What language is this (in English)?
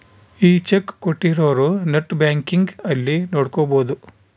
Kannada